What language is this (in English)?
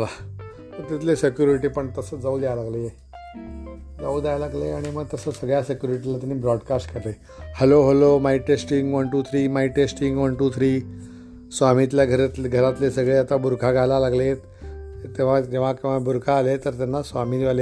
Marathi